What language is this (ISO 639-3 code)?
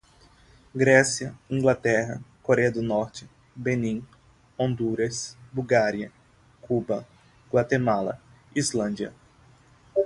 por